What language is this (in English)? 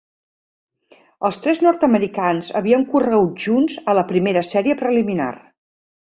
Catalan